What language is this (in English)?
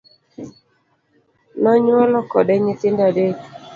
Luo (Kenya and Tanzania)